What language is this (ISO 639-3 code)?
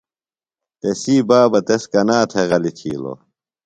phl